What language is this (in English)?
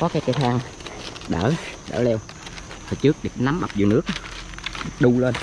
Vietnamese